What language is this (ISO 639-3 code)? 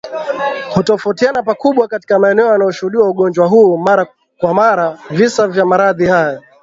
swa